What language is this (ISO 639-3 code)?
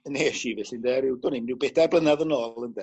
cym